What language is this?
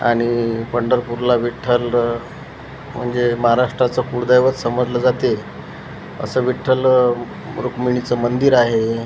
Marathi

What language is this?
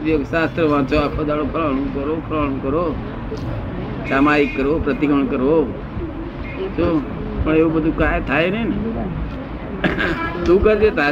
Gujarati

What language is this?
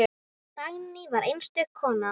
Icelandic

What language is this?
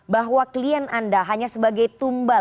Indonesian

